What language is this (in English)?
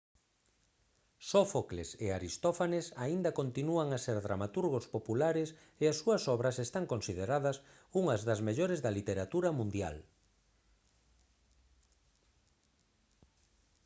Galician